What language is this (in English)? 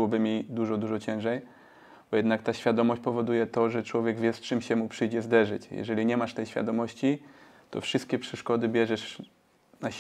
Polish